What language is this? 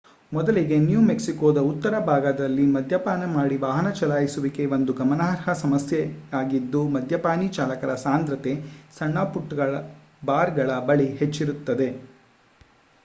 Kannada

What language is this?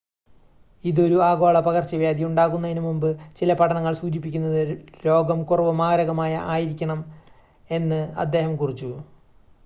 Malayalam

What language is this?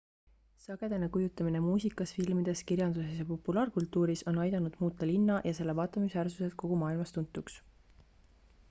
Estonian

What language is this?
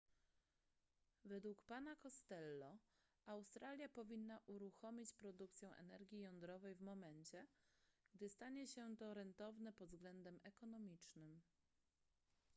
Polish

